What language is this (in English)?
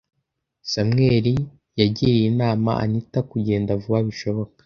Kinyarwanda